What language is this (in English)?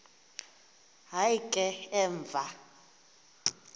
Xhosa